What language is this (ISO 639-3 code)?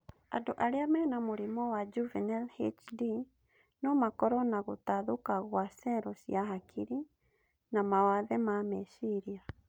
kik